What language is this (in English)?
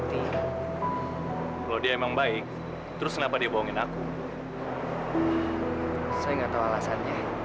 Indonesian